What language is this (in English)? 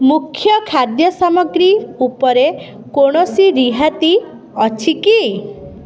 Odia